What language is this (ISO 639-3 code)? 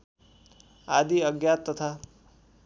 nep